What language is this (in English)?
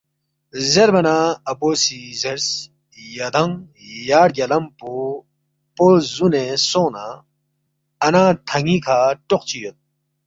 Balti